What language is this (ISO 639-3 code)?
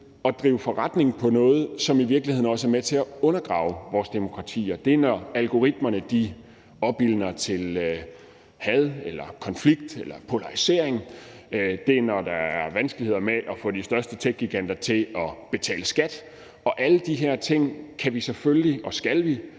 dan